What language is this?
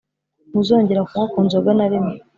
Kinyarwanda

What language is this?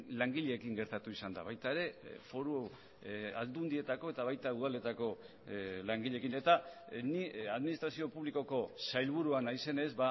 Basque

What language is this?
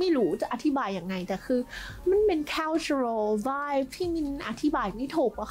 Thai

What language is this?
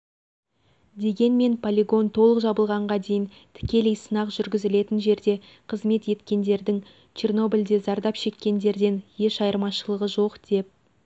Kazakh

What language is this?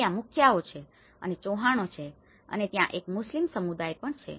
Gujarati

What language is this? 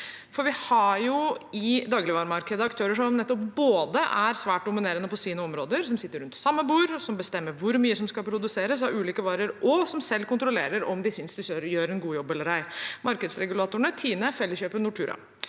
Norwegian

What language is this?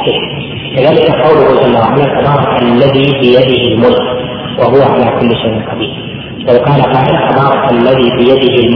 Arabic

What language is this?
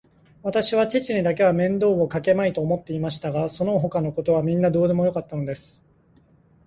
Japanese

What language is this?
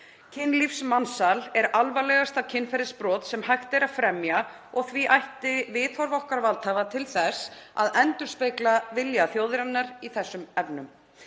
Icelandic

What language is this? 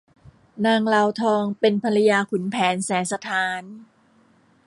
Thai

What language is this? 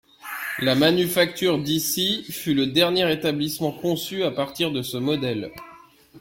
French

